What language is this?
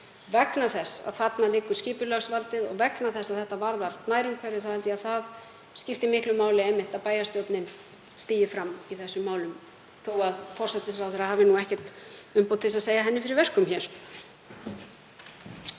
Icelandic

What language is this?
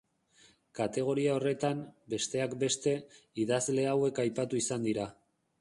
Basque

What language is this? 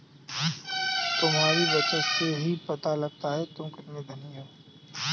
Hindi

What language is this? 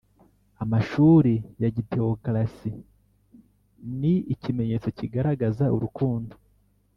Kinyarwanda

